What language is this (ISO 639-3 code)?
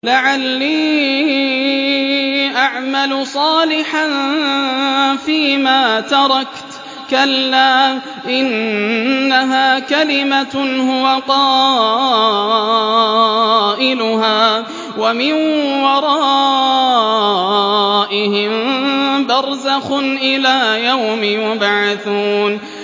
ara